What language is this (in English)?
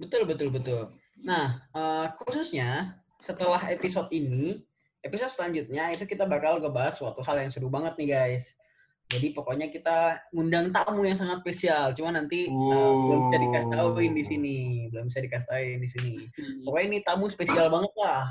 Indonesian